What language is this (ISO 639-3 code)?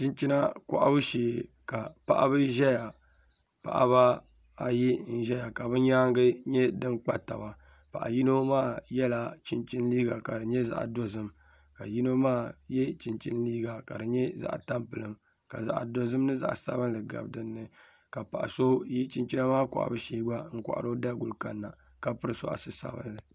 dag